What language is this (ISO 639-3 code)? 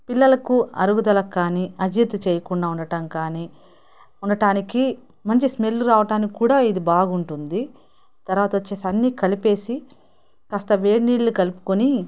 tel